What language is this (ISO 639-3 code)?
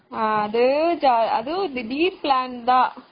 tam